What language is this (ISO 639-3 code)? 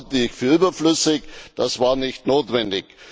deu